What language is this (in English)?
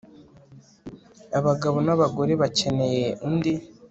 Kinyarwanda